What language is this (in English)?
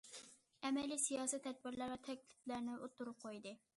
Uyghur